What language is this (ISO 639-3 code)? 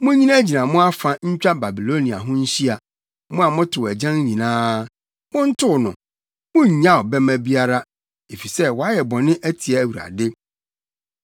aka